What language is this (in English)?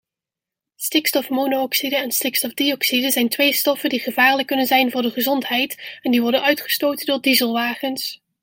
Dutch